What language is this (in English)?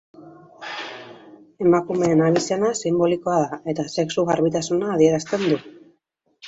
Basque